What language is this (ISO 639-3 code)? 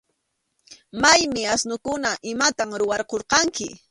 qxu